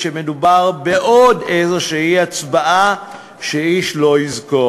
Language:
Hebrew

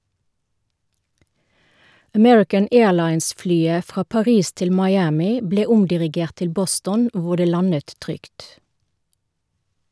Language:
Norwegian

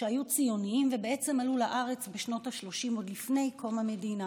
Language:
Hebrew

